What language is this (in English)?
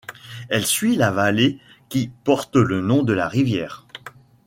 French